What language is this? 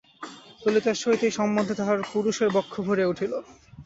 Bangla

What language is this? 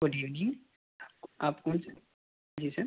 Urdu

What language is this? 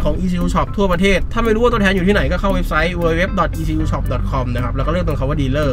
Thai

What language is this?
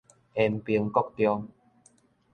Min Nan Chinese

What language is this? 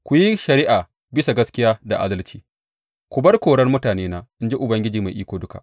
Hausa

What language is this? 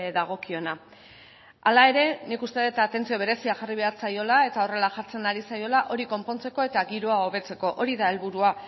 Basque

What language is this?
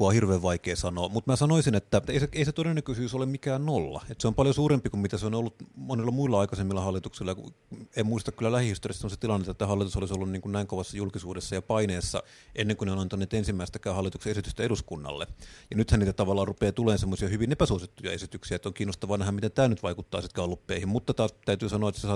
Finnish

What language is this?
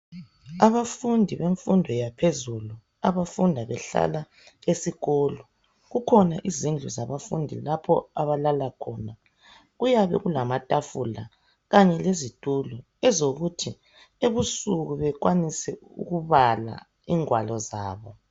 North Ndebele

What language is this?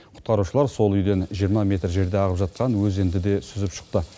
Kazakh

